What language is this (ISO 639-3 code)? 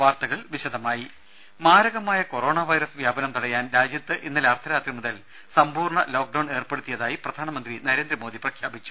mal